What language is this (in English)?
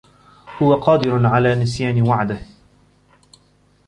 Arabic